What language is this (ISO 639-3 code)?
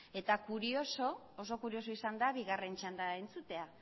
eus